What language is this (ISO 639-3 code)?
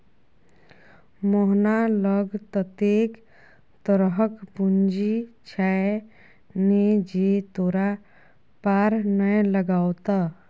mai